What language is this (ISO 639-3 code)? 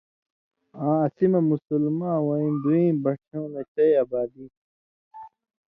mvy